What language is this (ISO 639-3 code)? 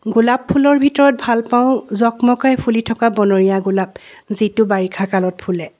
asm